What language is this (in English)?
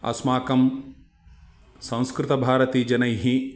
Sanskrit